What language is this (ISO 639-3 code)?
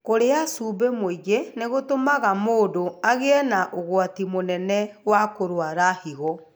kik